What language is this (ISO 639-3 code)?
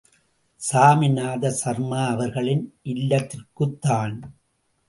tam